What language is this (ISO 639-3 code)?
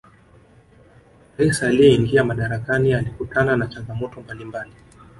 swa